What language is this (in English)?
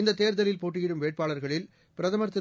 Tamil